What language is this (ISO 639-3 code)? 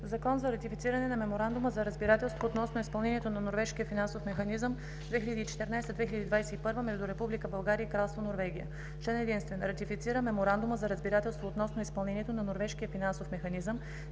bul